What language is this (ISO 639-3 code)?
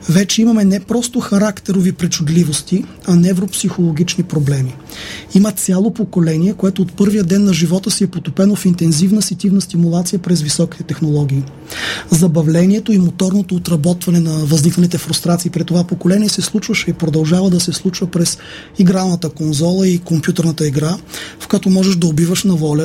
bul